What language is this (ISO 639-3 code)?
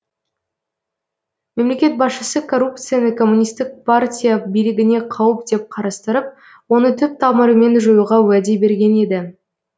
kaz